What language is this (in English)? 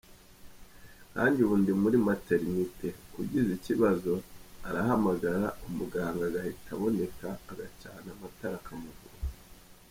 Kinyarwanda